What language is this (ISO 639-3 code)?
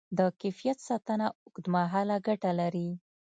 pus